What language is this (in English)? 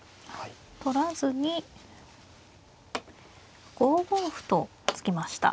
Japanese